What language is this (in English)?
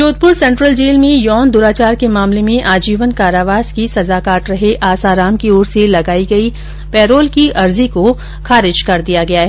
Hindi